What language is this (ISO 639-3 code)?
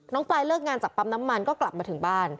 tha